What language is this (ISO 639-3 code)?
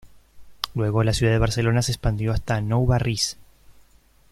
spa